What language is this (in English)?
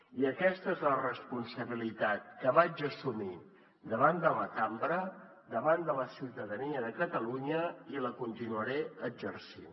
Catalan